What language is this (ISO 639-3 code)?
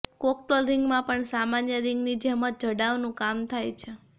guj